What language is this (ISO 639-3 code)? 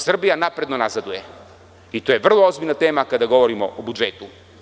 srp